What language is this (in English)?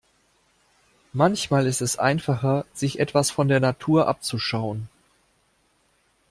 German